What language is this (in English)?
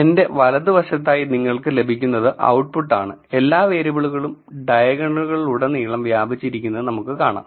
Malayalam